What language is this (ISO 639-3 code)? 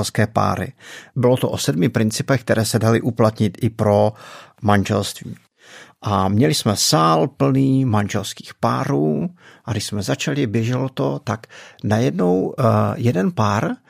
ces